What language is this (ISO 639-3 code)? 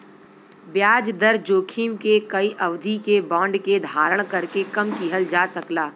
bho